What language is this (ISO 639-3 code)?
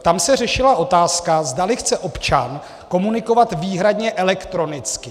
ces